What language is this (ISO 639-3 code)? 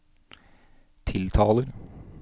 nor